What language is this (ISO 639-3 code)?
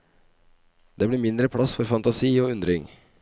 nor